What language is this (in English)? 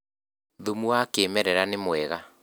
Kikuyu